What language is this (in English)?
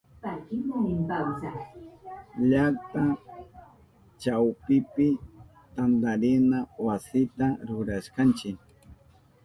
Southern Pastaza Quechua